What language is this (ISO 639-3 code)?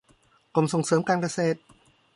tha